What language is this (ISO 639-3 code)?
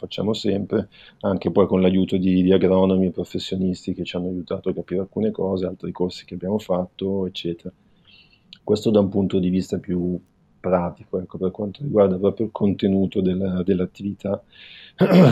ita